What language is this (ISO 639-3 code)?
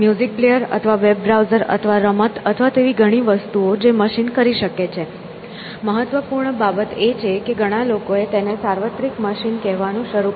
guj